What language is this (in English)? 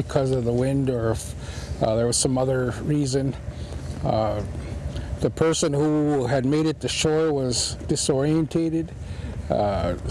English